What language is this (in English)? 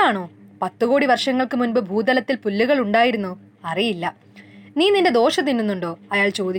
Malayalam